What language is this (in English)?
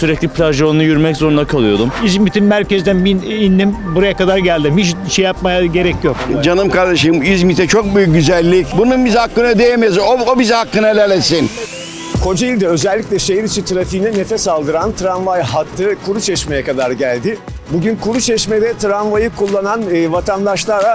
Turkish